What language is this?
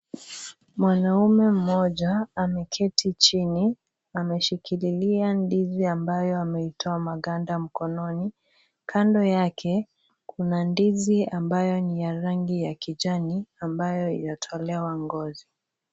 Swahili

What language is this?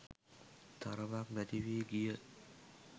Sinhala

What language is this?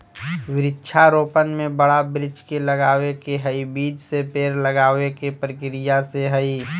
Magahi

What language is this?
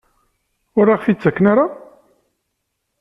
Kabyle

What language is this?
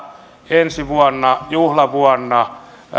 Finnish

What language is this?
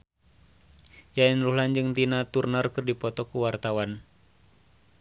Sundanese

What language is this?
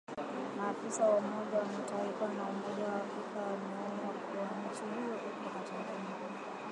Swahili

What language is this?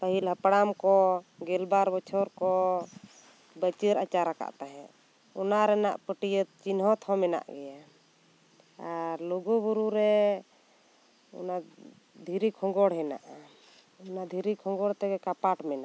Santali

